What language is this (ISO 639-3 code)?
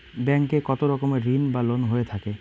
ben